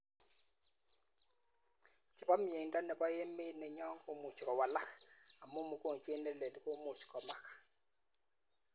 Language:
Kalenjin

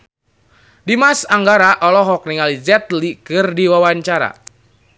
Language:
Sundanese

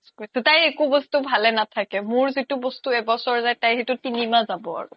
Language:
Assamese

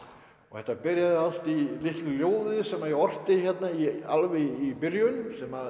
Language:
Icelandic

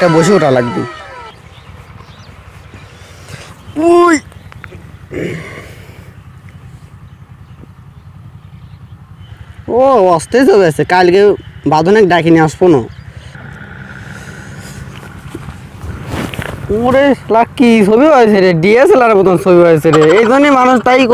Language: Arabic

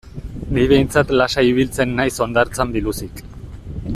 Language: Basque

